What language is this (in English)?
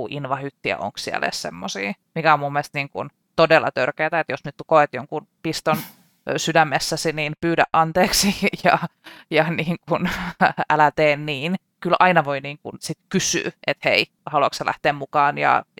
Finnish